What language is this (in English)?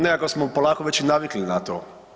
Croatian